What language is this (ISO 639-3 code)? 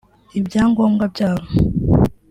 kin